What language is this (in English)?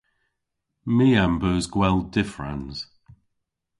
Cornish